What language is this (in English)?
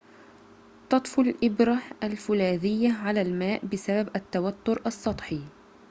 Arabic